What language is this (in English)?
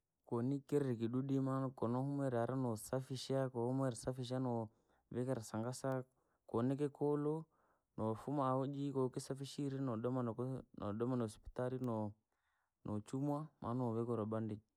Langi